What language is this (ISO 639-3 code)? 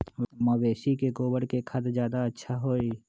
mag